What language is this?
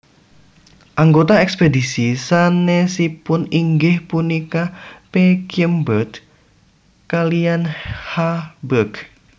Javanese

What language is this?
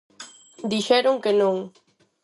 Galician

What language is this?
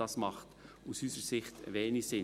Swiss German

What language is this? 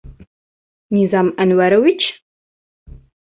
Bashkir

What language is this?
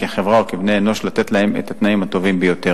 Hebrew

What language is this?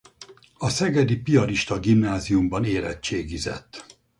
Hungarian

